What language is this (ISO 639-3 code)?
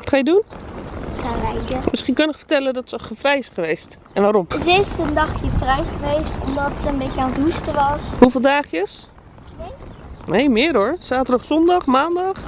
nld